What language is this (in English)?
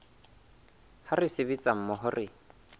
Southern Sotho